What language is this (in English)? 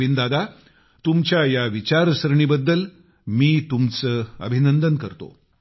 Marathi